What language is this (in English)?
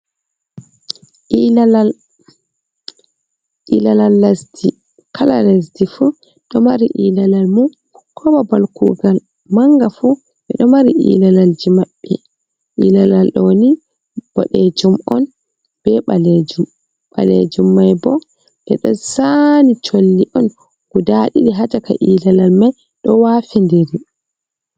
Fula